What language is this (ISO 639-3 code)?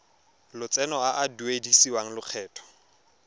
tsn